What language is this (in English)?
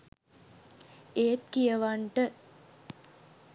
Sinhala